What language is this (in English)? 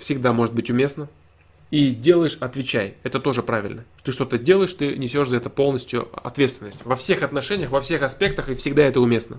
Russian